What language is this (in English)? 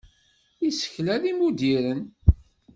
Kabyle